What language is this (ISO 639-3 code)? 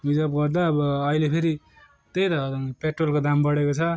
nep